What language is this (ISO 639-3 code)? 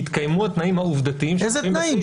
heb